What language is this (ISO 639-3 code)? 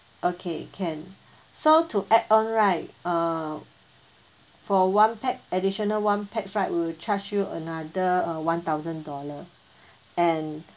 eng